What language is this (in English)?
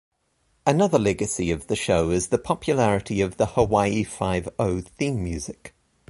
English